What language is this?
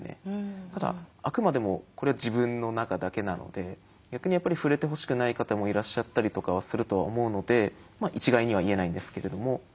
Japanese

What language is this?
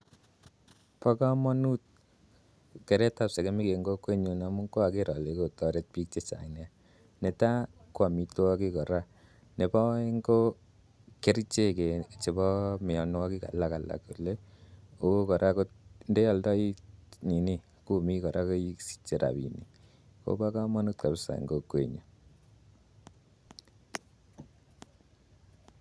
Kalenjin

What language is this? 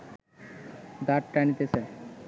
Bangla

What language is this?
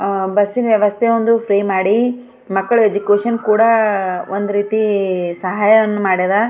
Kannada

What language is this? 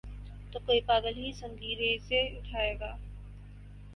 Urdu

